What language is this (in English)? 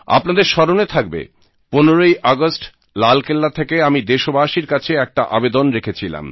Bangla